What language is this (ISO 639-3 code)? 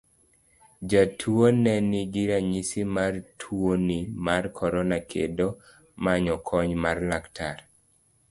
luo